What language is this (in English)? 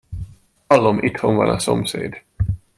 Hungarian